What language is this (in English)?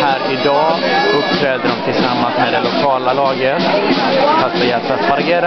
Swedish